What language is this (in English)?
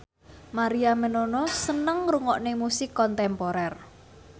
Javanese